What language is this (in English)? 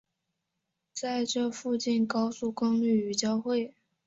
Chinese